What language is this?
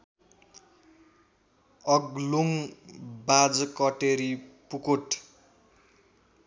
Nepali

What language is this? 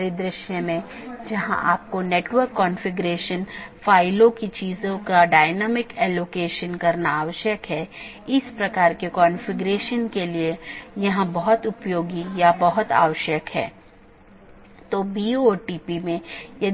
Hindi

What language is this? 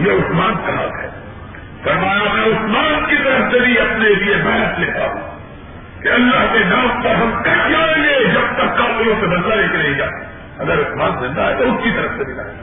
Urdu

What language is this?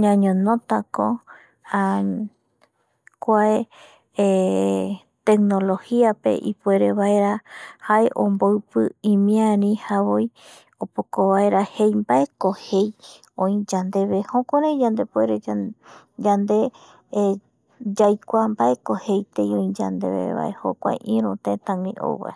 Eastern Bolivian Guaraní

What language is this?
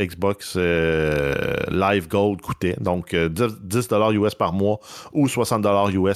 French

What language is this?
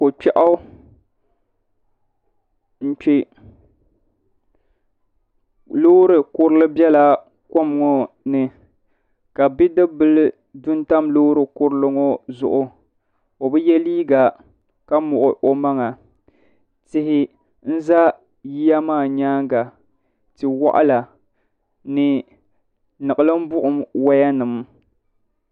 Dagbani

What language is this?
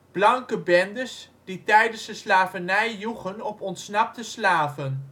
Dutch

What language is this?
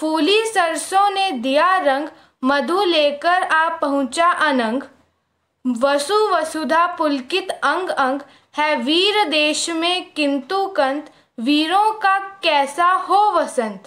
Hindi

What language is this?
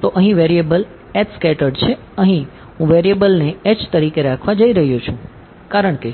Gujarati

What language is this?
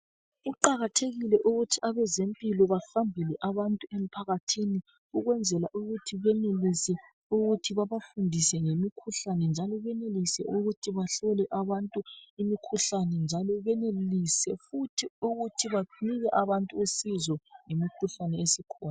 North Ndebele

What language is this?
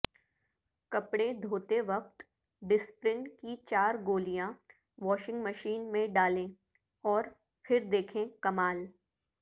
Urdu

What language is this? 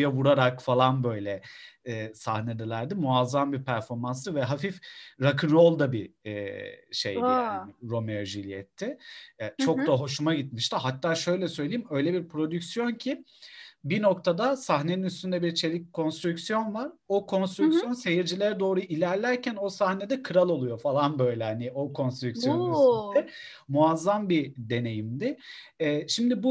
Turkish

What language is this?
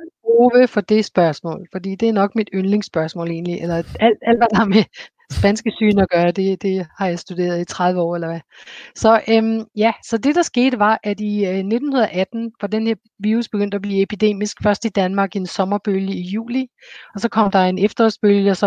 Danish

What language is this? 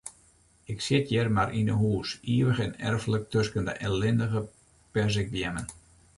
Western Frisian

